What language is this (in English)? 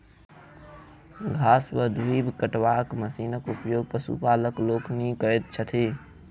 Maithili